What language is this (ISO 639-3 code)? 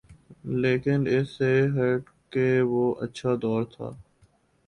urd